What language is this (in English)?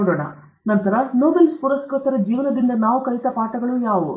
Kannada